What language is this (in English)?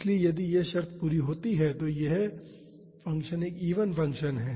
Hindi